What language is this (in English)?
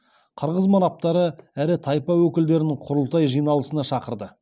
Kazakh